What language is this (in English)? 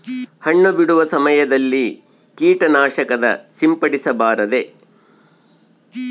Kannada